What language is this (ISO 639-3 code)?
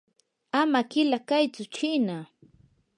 qur